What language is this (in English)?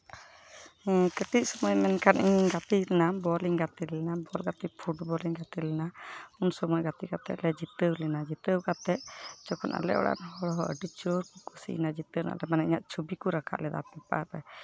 Santali